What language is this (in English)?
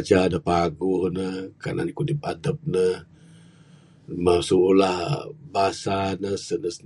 Bukar-Sadung Bidayuh